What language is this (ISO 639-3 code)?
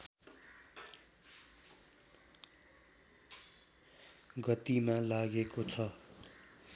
nep